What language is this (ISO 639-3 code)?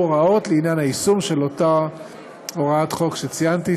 heb